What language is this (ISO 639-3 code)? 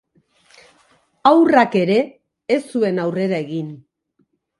eus